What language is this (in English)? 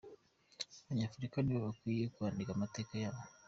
Kinyarwanda